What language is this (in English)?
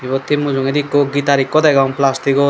Chakma